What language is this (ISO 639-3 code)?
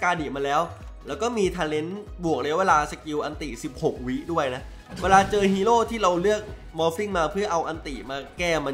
tha